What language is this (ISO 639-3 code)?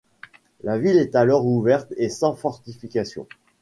fra